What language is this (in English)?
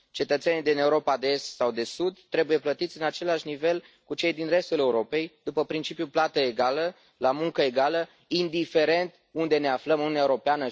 Romanian